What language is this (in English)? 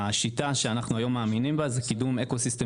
Hebrew